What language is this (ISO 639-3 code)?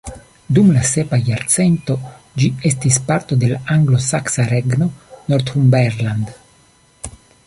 epo